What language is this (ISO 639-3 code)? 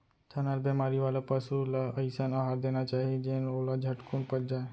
hne